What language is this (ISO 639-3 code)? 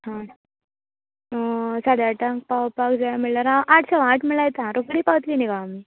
kok